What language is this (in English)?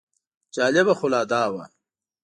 Pashto